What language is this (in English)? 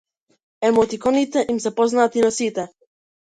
Macedonian